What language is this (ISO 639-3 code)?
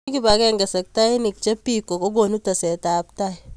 kln